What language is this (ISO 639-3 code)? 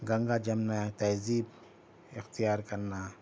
urd